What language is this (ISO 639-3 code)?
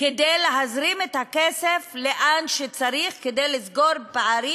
heb